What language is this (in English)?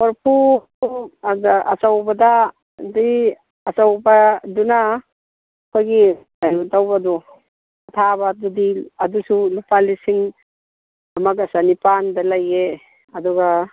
Manipuri